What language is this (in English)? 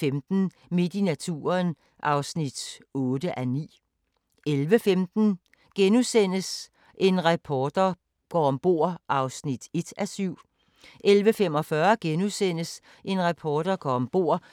Danish